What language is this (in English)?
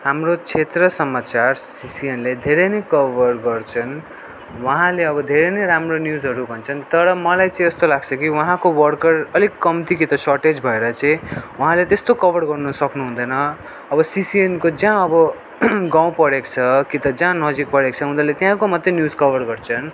Nepali